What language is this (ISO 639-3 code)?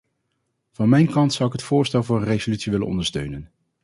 nld